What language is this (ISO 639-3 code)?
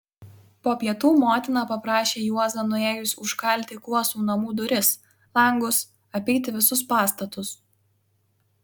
lit